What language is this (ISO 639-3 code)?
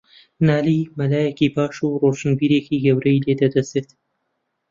ckb